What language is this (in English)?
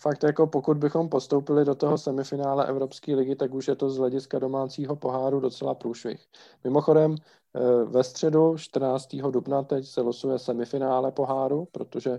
Czech